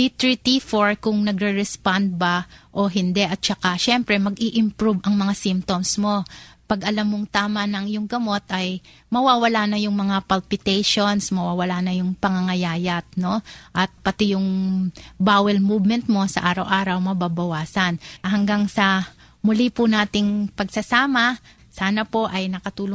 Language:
Filipino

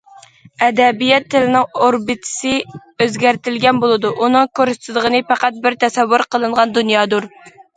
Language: Uyghur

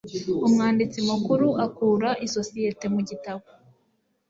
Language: Kinyarwanda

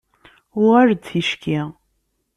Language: Kabyle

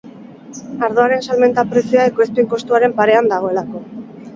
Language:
Basque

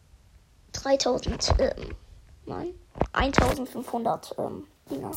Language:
German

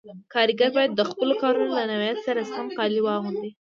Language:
Pashto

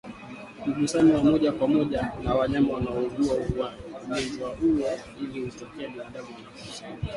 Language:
Swahili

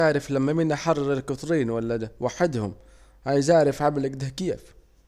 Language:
Saidi Arabic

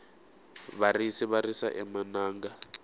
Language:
Tsonga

